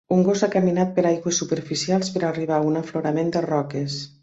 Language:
Catalan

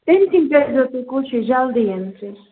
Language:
Kashmiri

